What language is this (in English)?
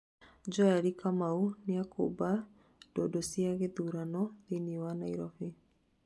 Kikuyu